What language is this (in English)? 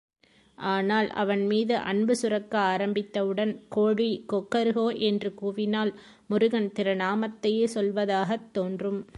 Tamil